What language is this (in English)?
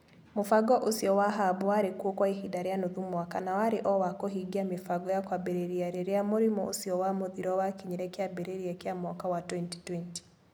Kikuyu